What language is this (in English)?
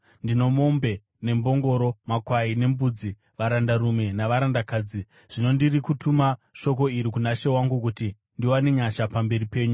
Shona